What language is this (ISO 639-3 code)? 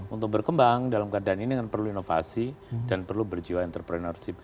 ind